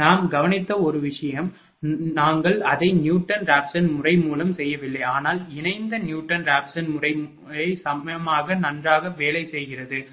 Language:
Tamil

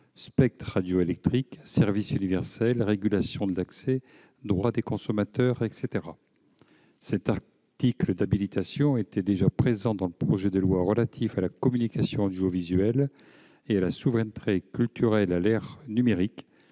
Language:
French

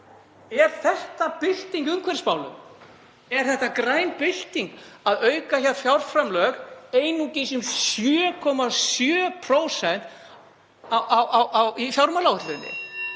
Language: Icelandic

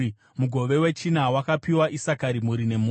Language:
Shona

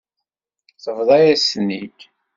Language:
Kabyle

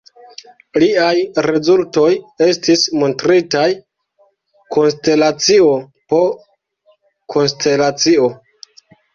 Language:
Esperanto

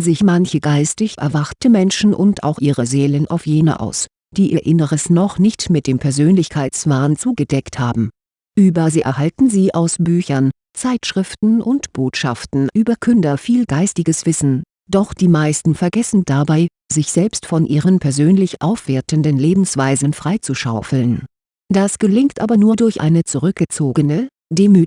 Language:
German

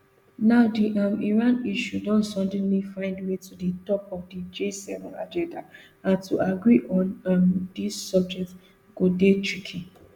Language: Nigerian Pidgin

